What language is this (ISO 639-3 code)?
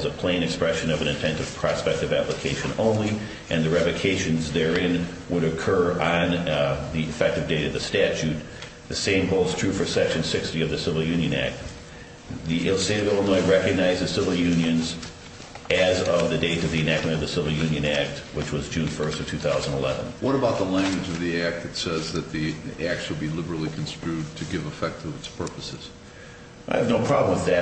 eng